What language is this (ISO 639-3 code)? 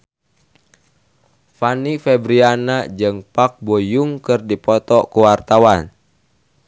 sun